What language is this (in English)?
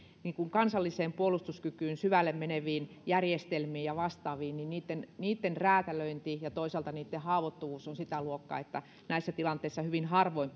Finnish